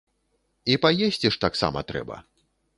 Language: Belarusian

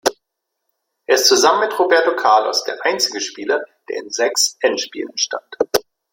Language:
German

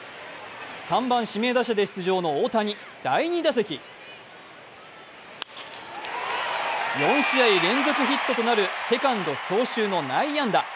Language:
Japanese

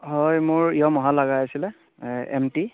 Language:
Assamese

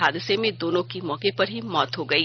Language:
Hindi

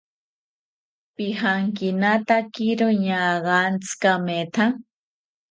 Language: South Ucayali Ashéninka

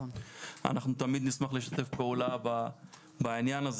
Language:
Hebrew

